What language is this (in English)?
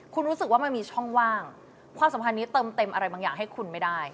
Thai